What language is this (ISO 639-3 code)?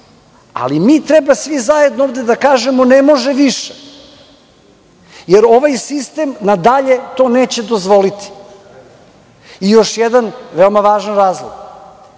srp